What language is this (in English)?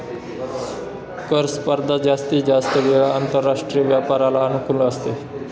Marathi